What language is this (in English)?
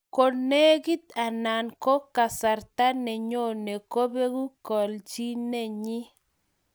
Kalenjin